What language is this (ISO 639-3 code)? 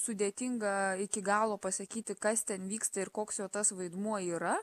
lit